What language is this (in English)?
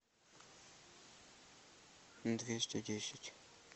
Russian